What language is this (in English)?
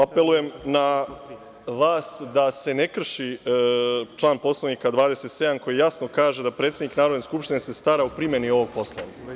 Serbian